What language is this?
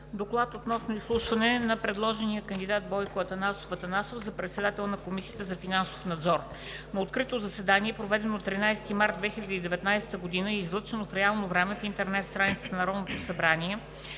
Bulgarian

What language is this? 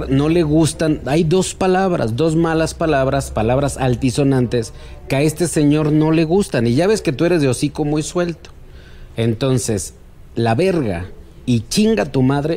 Spanish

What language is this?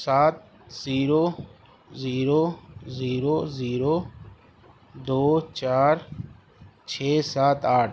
Urdu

